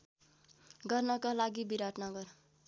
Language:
Nepali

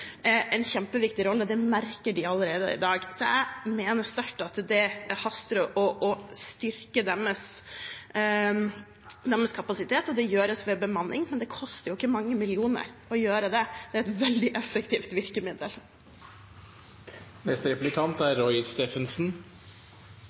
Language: Norwegian Bokmål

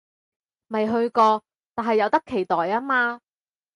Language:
Cantonese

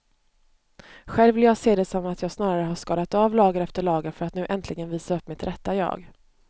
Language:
Swedish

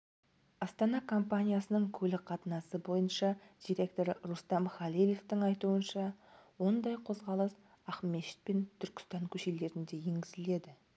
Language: Kazakh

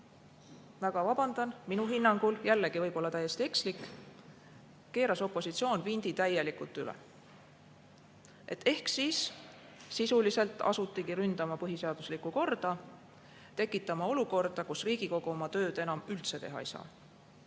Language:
Estonian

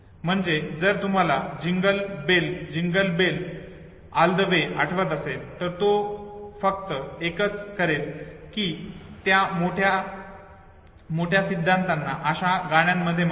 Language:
Marathi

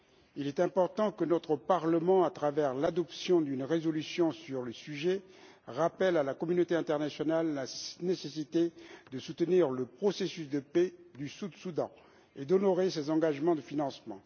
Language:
French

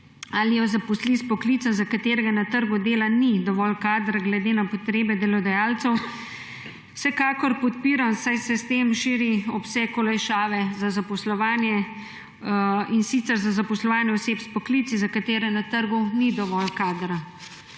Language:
Slovenian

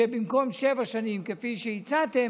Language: Hebrew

